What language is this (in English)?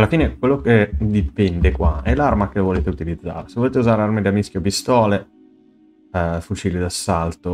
Italian